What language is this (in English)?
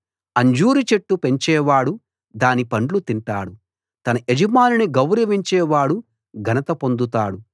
Telugu